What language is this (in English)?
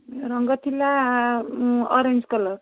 Odia